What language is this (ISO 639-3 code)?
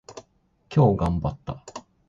jpn